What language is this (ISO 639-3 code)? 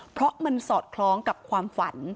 tha